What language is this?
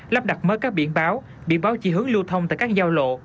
Vietnamese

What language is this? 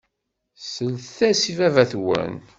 Kabyle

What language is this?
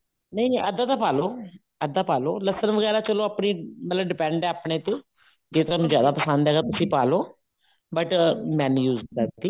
Punjabi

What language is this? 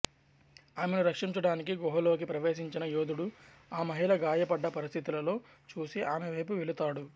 Telugu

